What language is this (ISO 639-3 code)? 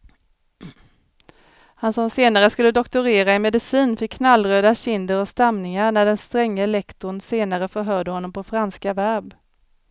swe